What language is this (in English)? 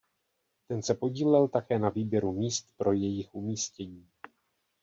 Czech